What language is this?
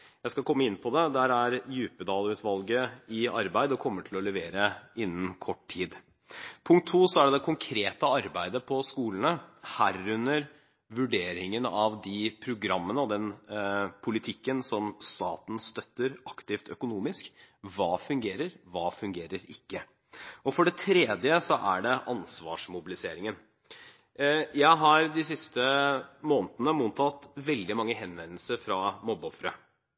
Norwegian Bokmål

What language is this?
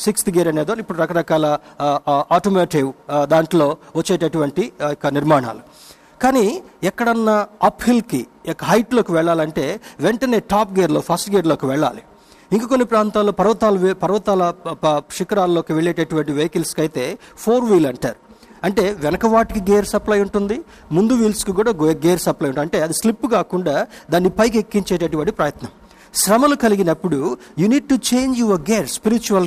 Telugu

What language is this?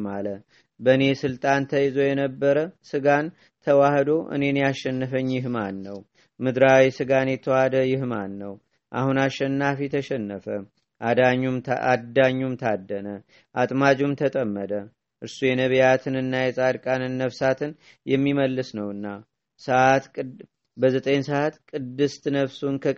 Amharic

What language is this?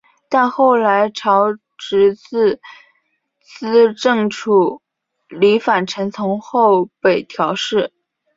Chinese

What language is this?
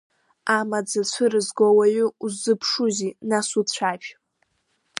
Abkhazian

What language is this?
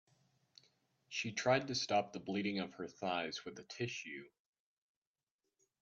English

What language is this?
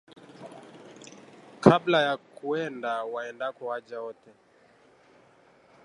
Swahili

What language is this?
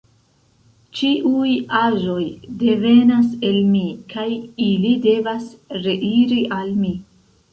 Esperanto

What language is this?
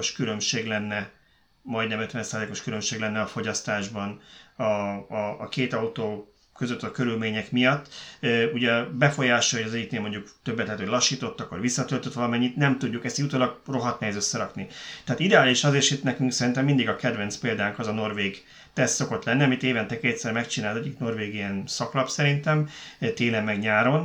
Hungarian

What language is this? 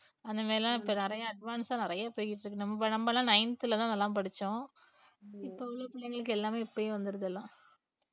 Tamil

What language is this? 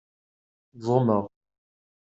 Kabyle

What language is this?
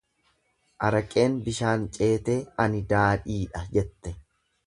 Oromo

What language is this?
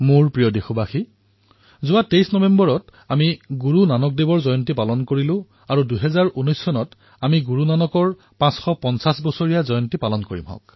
Assamese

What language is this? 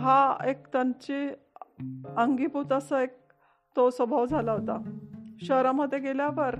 Marathi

